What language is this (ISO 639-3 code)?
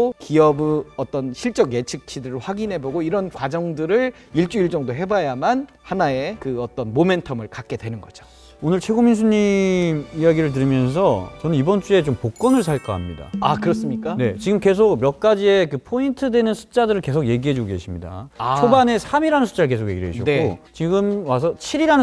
kor